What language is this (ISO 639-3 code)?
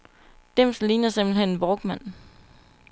dan